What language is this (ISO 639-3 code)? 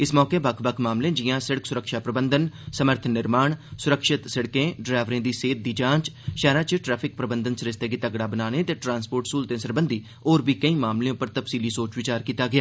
doi